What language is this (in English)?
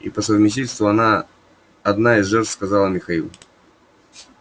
Russian